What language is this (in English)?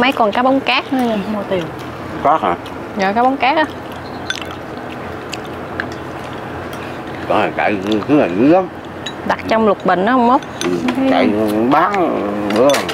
Vietnamese